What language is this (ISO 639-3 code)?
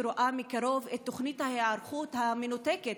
heb